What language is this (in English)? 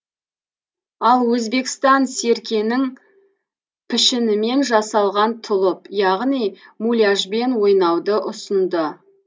Kazakh